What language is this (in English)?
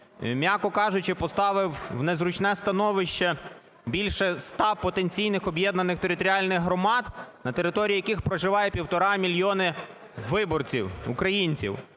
Ukrainian